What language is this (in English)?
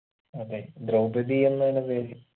Malayalam